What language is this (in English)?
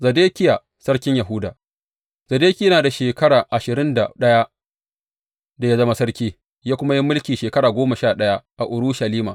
Hausa